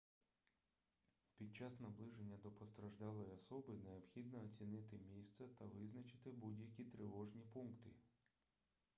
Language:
Ukrainian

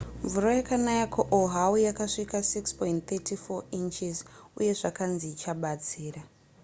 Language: Shona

